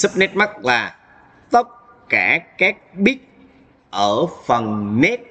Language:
Vietnamese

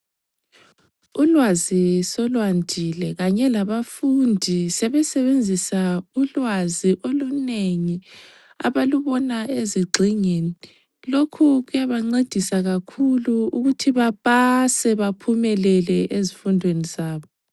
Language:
North Ndebele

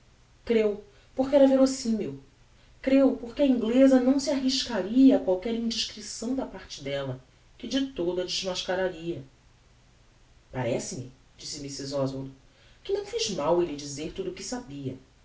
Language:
Portuguese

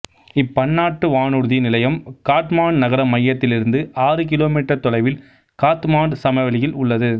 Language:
Tamil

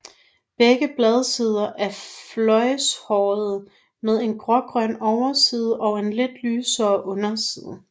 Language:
Danish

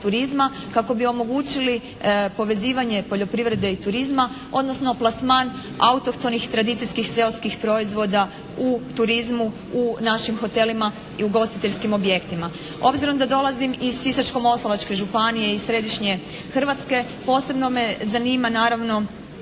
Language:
Croatian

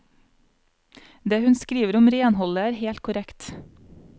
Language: Norwegian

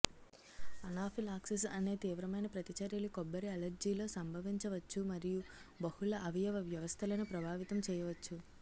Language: Telugu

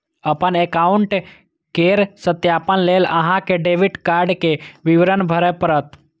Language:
Maithili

